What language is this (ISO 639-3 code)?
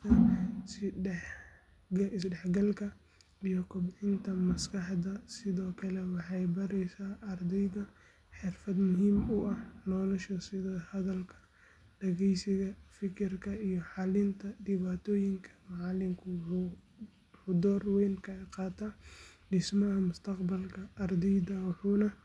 som